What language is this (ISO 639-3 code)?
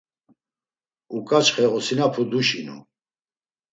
lzz